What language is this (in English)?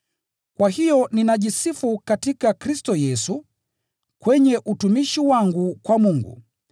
Swahili